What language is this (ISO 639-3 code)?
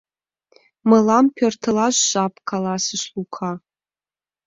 chm